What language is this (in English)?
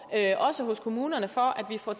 Danish